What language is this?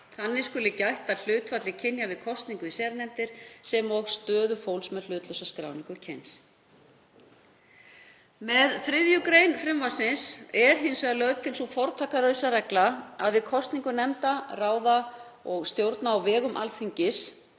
Icelandic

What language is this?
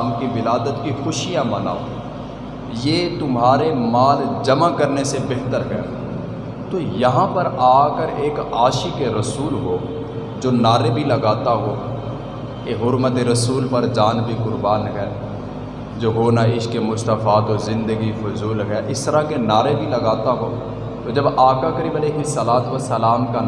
Urdu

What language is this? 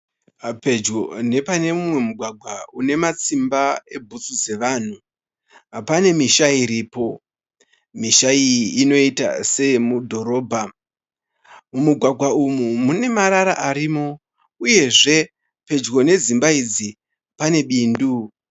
Shona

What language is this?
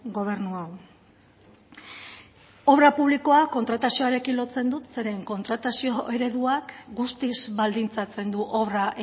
Basque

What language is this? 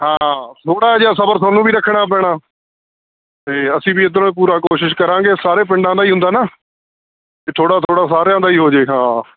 Punjabi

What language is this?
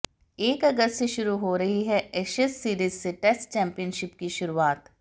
Hindi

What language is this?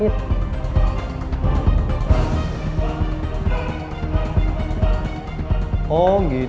Indonesian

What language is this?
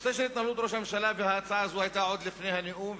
Hebrew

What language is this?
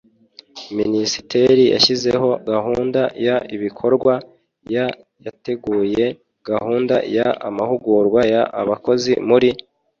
Kinyarwanda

